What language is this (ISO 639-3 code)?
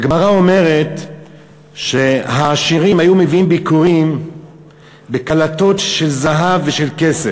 heb